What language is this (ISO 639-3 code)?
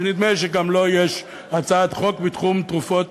heb